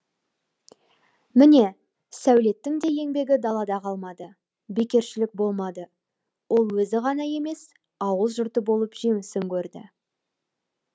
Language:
Kazakh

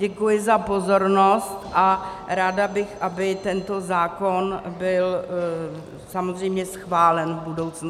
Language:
Czech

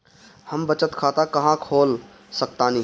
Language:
Bhojpuri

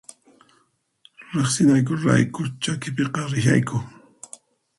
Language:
Puno Quechua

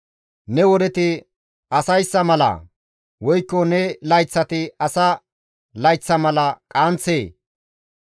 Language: Gamo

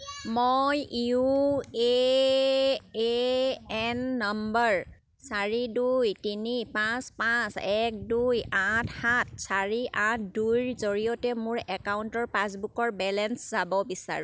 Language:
Assamese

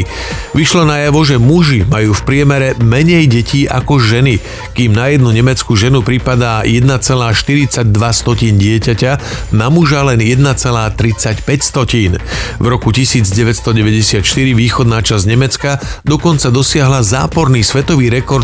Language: Slovak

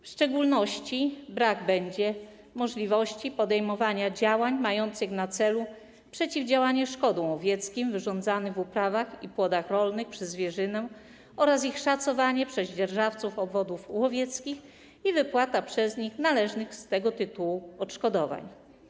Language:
Polish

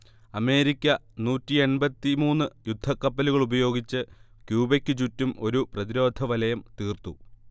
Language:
Malayalam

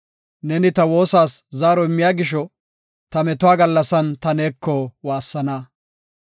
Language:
Gofa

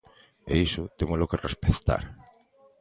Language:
Galician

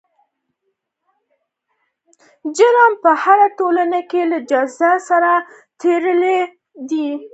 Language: Pashto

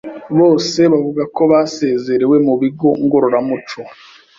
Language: Kinyarwanda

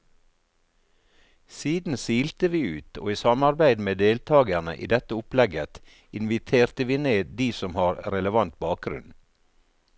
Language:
Norwegian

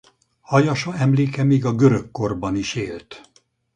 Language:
Hungarian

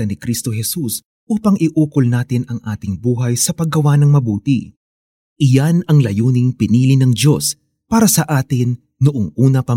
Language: Filipino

